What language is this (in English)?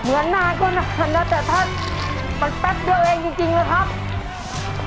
Thai